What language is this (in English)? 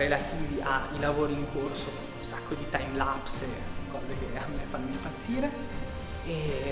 Italian